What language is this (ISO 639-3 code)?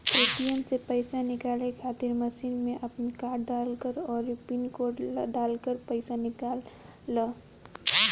bho